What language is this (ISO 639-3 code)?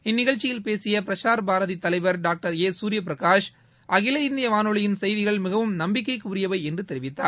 tam